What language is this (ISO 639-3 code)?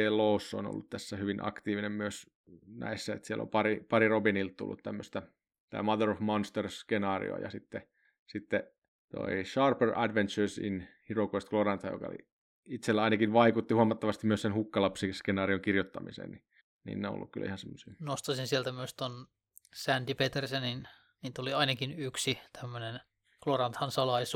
fin